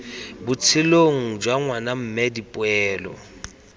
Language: Tswana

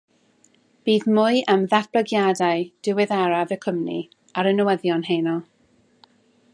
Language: Welsh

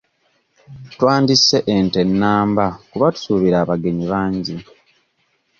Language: Ganda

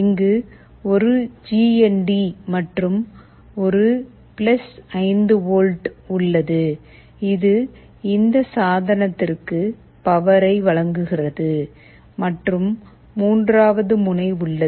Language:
Tamil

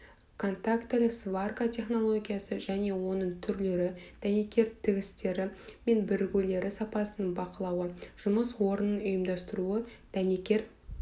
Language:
Kazakh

